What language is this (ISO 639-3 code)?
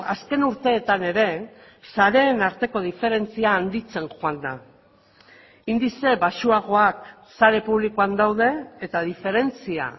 eus